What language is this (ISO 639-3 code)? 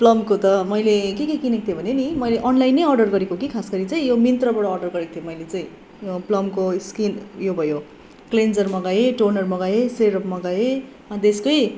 nep